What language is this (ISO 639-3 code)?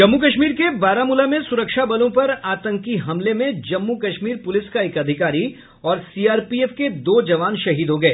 hin